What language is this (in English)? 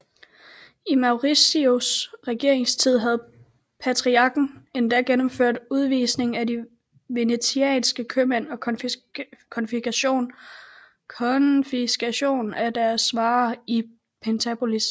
Danish